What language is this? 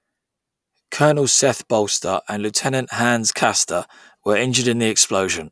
English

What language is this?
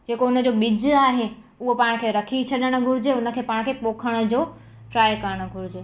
Sindhi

